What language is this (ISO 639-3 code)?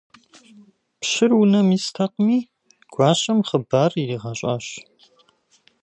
kbd